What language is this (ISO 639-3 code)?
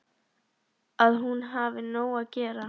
isl